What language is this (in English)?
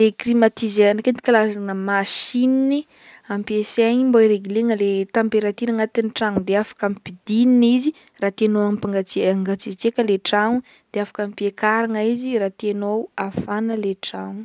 Northern Betsimisaraka Malagasy